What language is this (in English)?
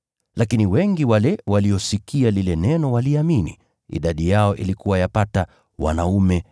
Swahili